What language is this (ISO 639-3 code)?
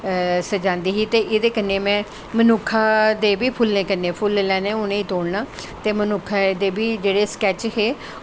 doi